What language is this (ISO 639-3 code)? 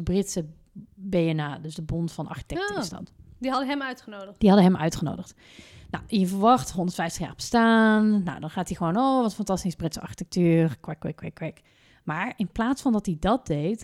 nld